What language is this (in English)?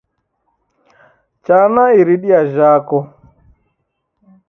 Taita